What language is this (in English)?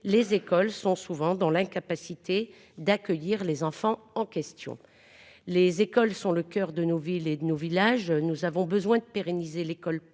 French